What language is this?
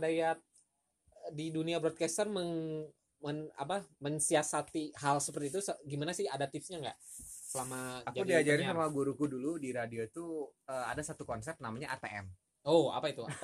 Indonesian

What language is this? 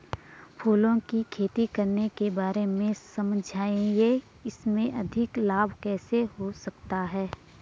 Hindi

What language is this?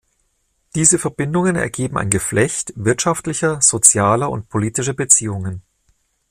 German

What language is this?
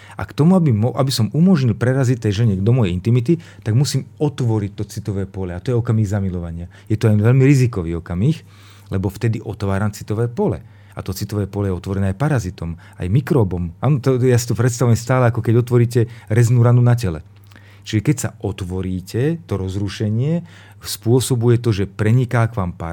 Slovak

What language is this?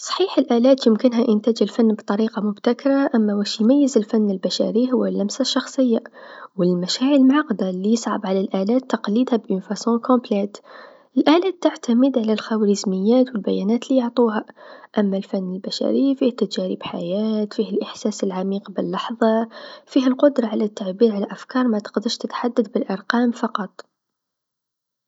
Tunisian Arabic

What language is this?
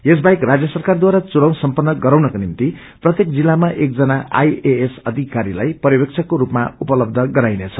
Nepali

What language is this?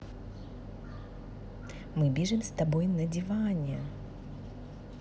Russian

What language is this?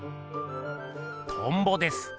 Japanese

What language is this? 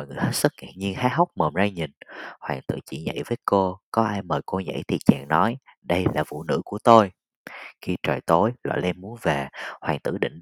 Vietnamese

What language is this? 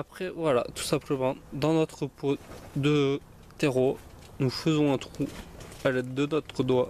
French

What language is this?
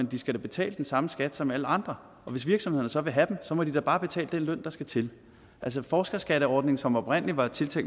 Danish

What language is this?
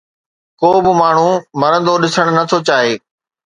Sindhi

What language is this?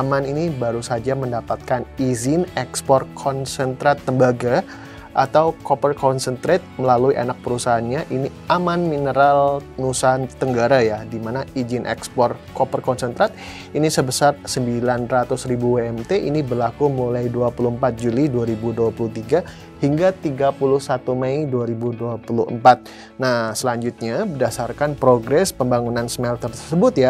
Indonesian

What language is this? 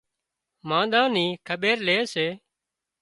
Wadiyara Koli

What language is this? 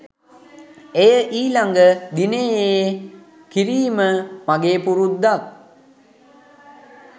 Sinhala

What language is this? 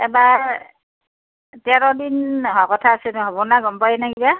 Assamese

